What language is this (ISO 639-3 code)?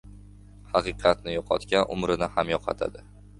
uzb